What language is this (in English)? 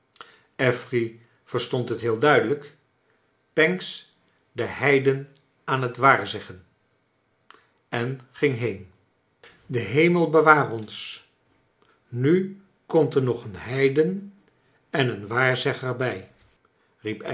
Dutch